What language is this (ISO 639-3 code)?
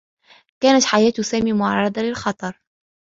ara